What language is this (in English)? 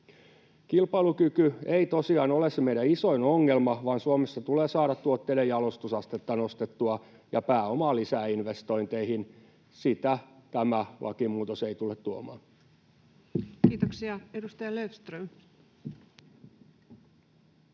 Finnish